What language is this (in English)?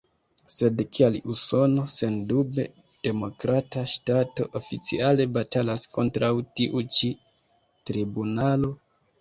Esperanto